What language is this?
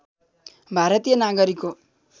Nepali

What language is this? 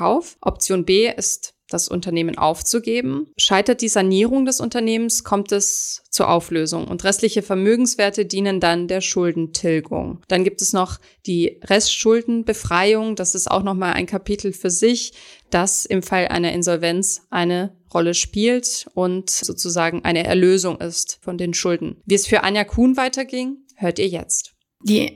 German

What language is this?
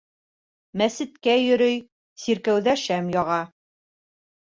Bashkir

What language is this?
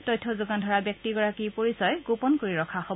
Assamese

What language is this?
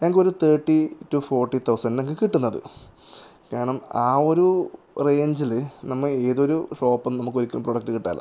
Malayalam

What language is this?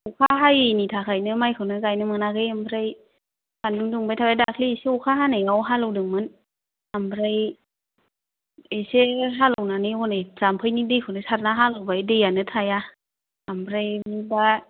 Bodo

